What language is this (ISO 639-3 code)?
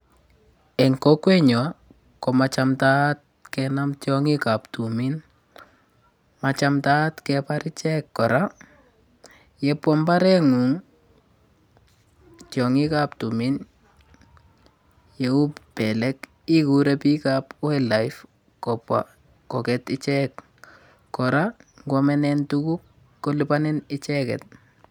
kln